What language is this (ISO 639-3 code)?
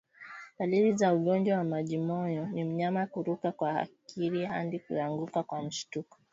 swa